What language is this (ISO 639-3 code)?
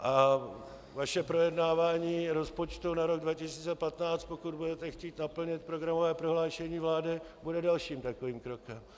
ces